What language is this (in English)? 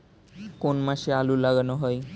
Bangla